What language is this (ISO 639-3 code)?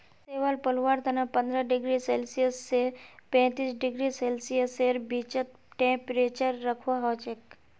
mag